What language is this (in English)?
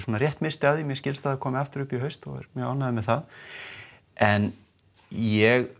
Icelandic